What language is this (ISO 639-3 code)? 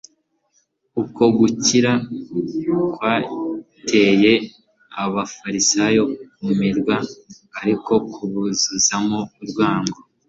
kin